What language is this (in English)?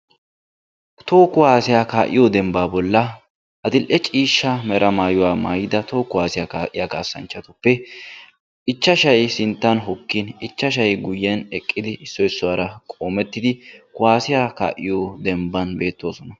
Wolaytta